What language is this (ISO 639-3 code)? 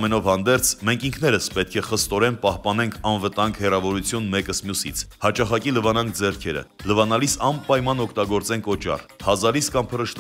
tur